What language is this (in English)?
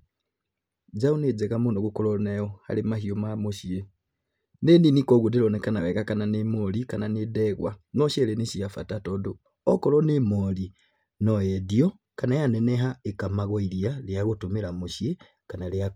Kikuyu